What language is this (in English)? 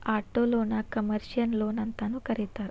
Kannada